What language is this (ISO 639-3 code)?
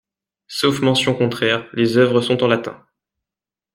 fra